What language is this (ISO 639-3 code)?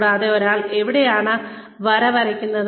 mal